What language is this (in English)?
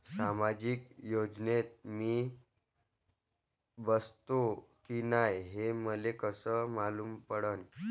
Marathi